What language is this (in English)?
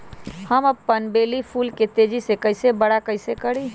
Magahi